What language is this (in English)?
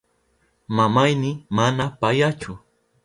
Southern Pastaza Quechua